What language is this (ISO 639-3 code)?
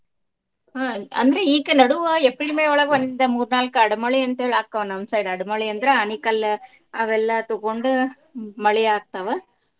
kan